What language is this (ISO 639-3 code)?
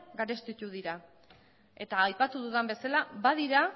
eus